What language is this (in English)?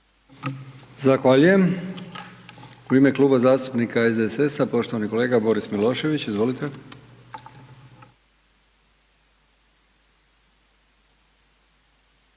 Croatian